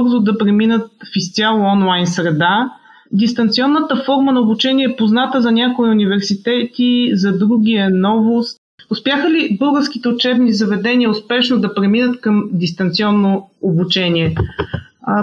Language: Bulgarian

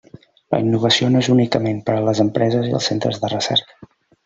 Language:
Catalan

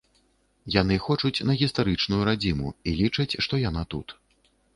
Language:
Belarusian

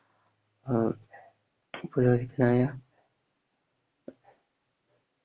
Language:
Malayalam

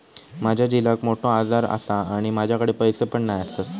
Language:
Marathi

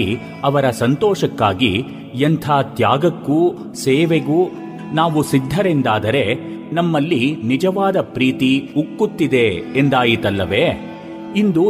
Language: Kannada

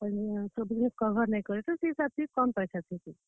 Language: Odia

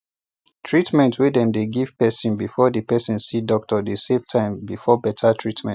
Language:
Nigerian Pidgin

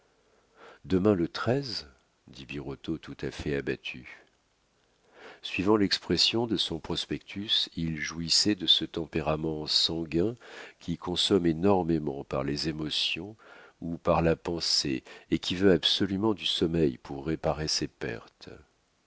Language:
French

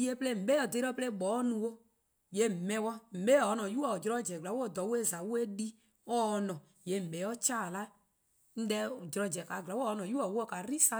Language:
Eastern Krahn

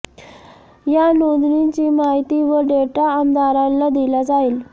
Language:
Marathi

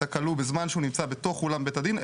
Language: Hebrew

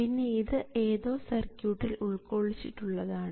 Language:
Malayalam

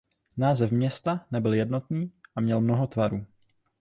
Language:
Czech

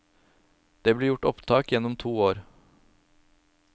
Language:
Norwegian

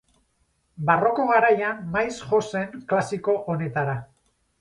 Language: Basque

